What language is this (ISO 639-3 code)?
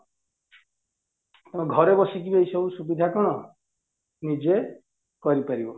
ori